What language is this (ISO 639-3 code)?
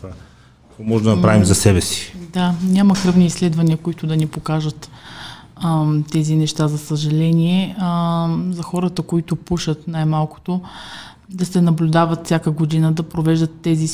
bul